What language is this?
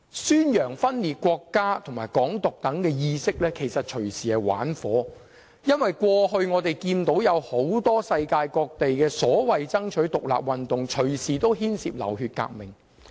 Cantonese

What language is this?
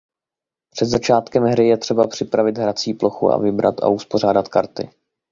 Czech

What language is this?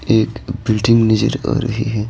Hindi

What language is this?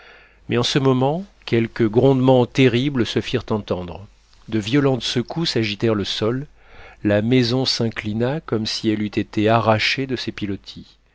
French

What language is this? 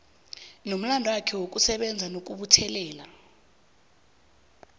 South Ndebele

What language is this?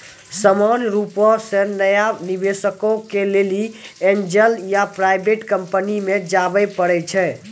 Maithili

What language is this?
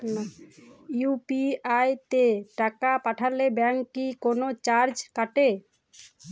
Bangla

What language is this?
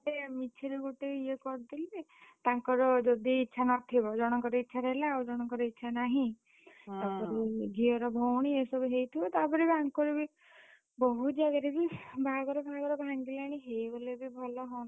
Odia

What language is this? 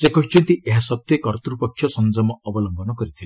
Odia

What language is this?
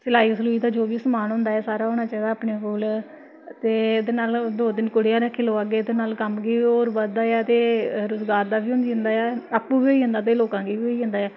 Dogri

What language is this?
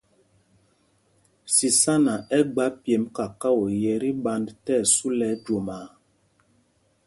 Mpumpong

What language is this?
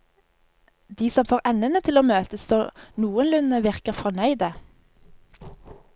Norwegian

